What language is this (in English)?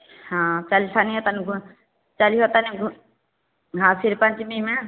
Maithili